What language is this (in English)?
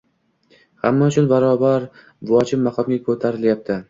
Uzbek